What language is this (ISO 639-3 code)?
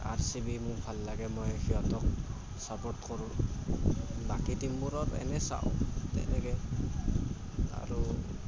asm